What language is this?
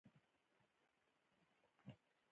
Pashto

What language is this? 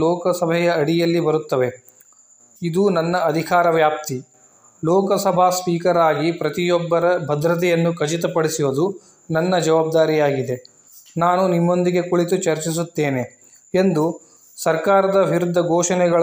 Kannada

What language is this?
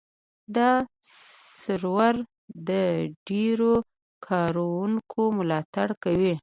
Pashto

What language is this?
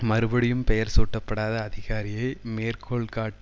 Tamil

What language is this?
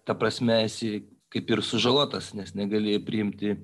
Lithuanian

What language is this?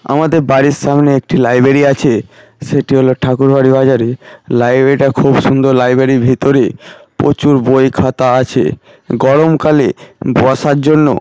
Bangla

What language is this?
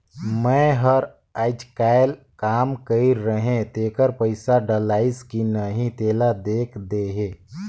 Chhattisgarhi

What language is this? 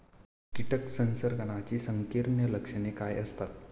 Marathi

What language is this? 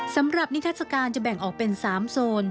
Thai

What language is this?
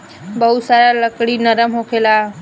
Bhojpuri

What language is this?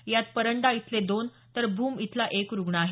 Marathi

